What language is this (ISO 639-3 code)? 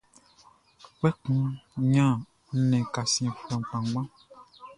bci